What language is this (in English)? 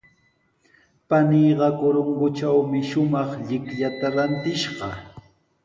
Sihuas Ancash Quechua